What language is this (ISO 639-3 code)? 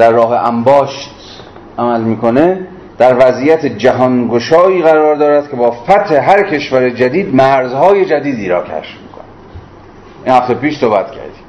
fas